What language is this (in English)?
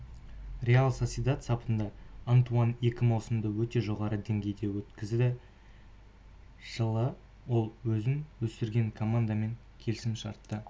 Kazakh